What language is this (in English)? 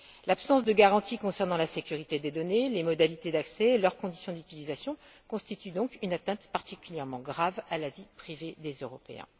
French